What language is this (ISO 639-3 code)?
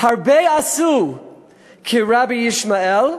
heb